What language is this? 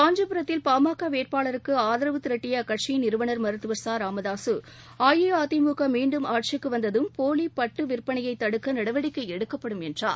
Tamil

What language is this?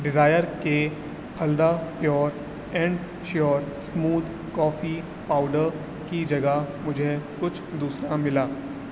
Urdu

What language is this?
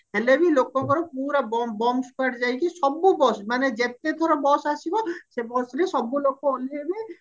Odia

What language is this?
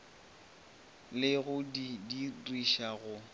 Northern Sotho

